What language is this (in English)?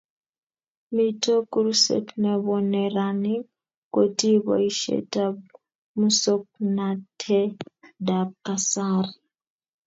Kalenjin